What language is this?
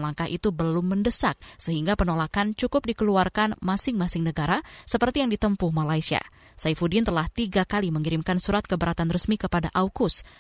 Indonesian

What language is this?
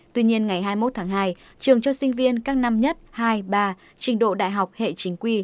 Vietnamese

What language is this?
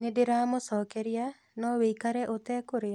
Kikuyu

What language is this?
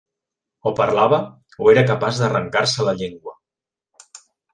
Catalan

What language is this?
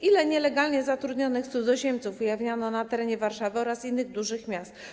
Polish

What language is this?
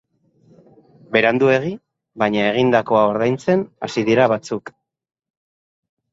Basque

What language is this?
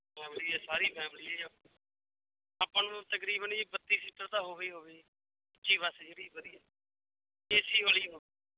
Punjabi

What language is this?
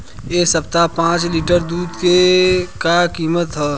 Bhojpuri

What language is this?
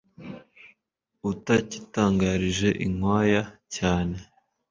Kinyarwanda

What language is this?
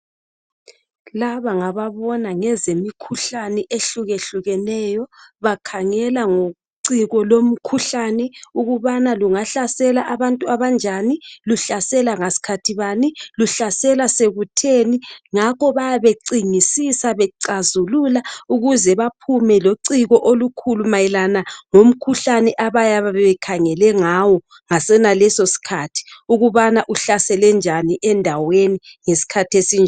North Ndebele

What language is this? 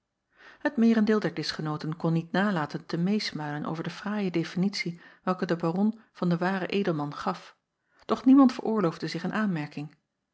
Dutch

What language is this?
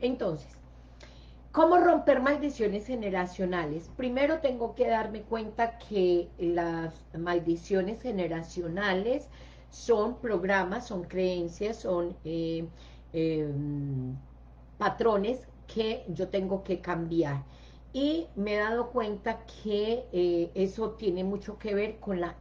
Spanish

